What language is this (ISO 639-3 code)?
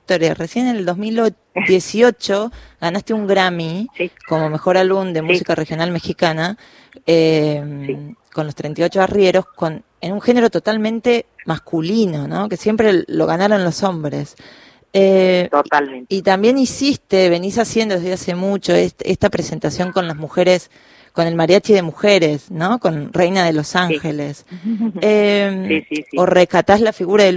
spa